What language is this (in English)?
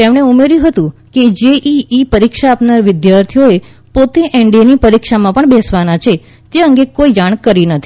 Gujarati